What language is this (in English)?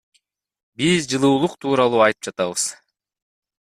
Kyrgyz